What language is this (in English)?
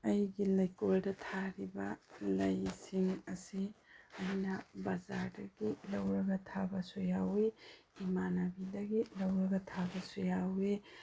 Manipuri